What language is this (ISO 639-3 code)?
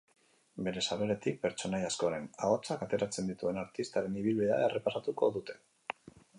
eus